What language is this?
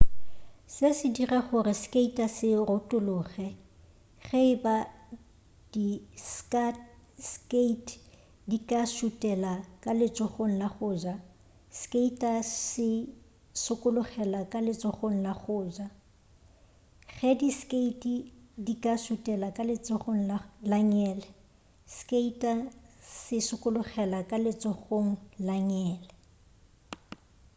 Northern Sotho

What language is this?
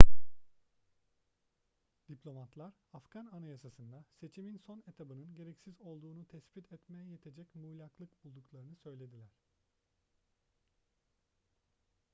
Turkish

